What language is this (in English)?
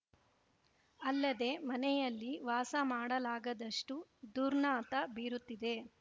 Kannada